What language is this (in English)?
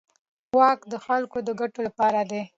Pashto